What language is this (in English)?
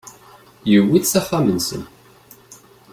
Kabyle